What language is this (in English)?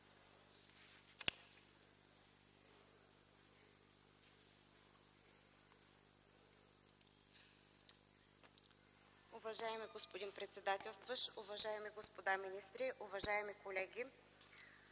Bulgarian